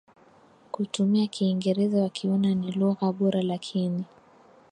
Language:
Swahili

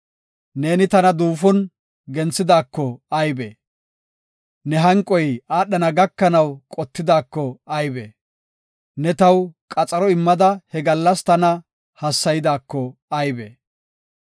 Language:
Gofa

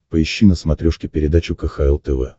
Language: Russian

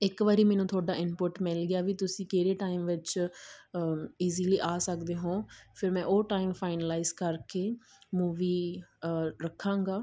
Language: Punjabi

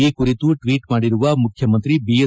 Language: Kannada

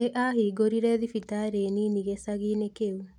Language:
Kikuyu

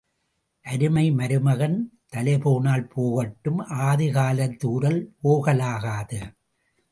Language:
Tamil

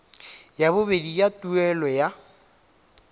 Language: Tswana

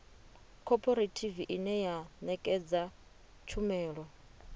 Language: Venda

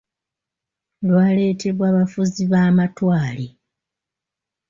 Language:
Ganda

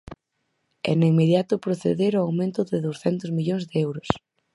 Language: Galician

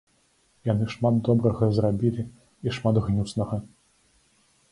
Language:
Belarusian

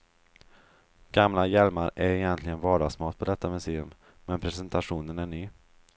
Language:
Swedish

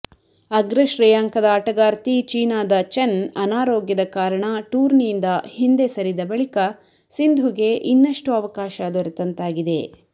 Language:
Kannada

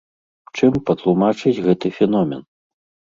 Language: Belarusian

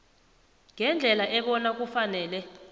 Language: South Ndebele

